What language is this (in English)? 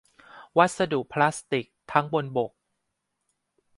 Thai